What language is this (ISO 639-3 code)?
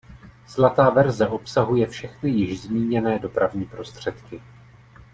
ces